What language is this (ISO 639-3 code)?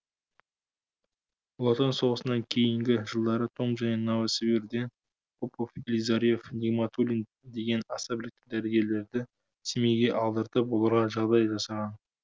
kaz